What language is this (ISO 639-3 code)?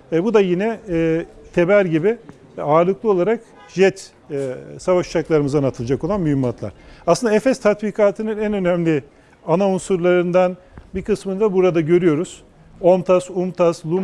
tur